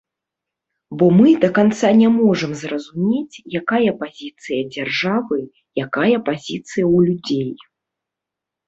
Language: Belarusian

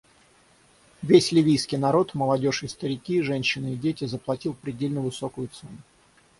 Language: Russian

